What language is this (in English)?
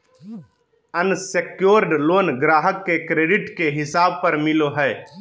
Magahi